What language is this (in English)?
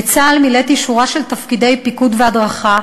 Hebrew